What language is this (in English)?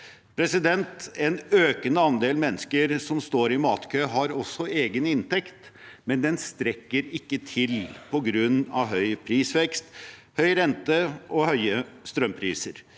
Norwegian